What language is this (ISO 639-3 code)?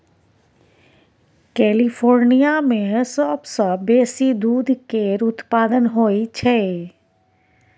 mai